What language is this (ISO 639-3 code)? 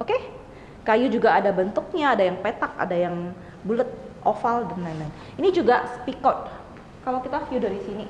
ind